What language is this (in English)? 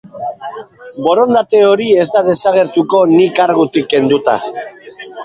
Basque